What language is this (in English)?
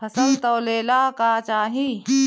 Bhojpuri